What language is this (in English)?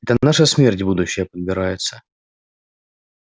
Russian